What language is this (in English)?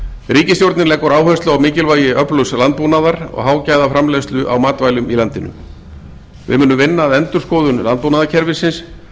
Icelandic